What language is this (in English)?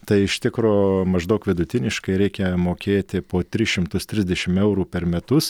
Lithuanian